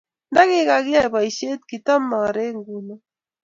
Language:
Kalenjin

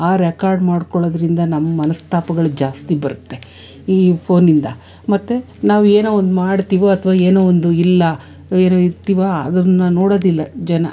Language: Kannada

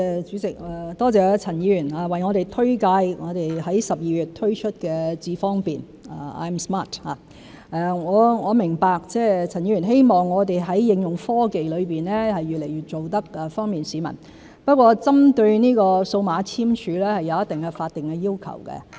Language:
Cantonese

